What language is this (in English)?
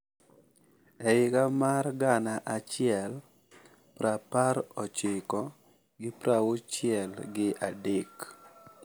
Luo (Kenya and Tanzania)